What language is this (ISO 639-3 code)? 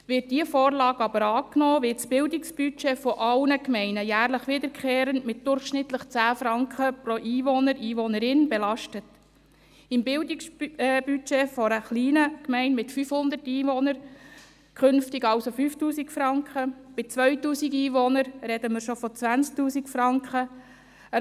gsw